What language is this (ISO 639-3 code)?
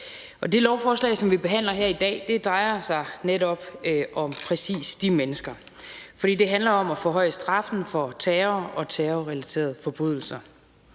dan